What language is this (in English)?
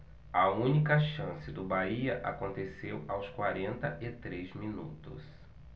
Portuguese